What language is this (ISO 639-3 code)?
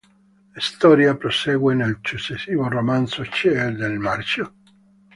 ita